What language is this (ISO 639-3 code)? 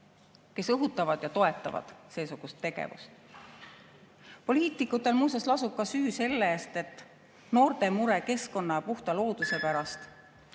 est